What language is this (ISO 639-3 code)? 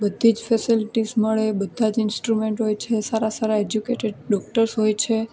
guj